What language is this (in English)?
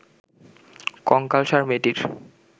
Bangla